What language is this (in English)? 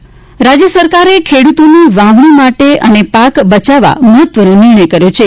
Gujarati